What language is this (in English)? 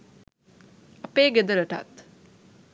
Sinhala